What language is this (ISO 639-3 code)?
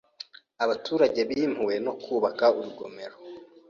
kin